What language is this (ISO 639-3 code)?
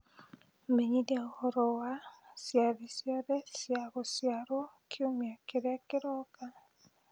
kik